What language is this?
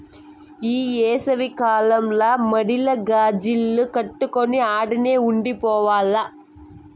Telugu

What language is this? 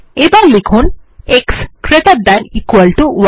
Bangla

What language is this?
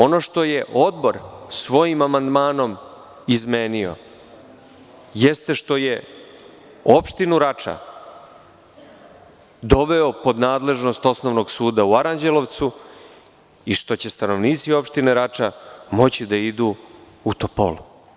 Serbian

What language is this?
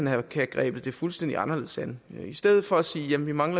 Danish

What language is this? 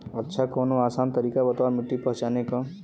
Bhojpuri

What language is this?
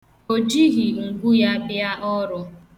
Igbo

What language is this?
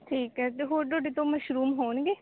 Punjabi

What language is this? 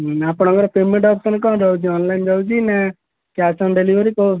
Odia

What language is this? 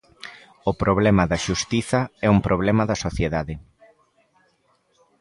Galician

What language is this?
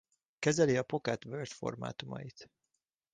Hungarian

